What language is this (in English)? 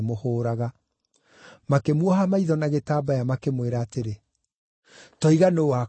Kikuyu